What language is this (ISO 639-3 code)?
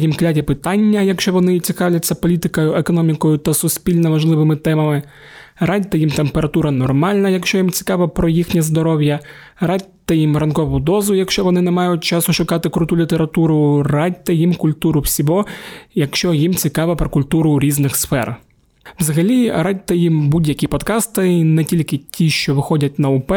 ukr